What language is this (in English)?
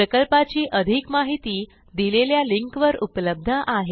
Marathi